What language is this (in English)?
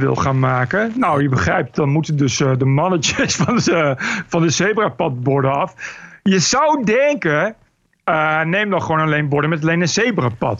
Dutch